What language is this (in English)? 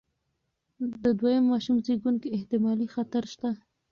Pashto